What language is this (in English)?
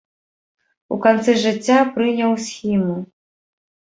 Belarusian